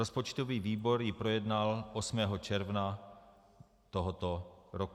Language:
Czech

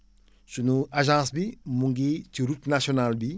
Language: Wolof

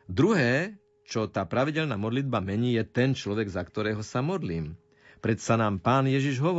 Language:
Slovak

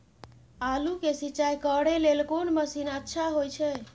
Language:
Maithili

